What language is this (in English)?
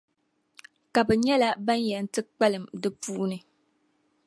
Dagbani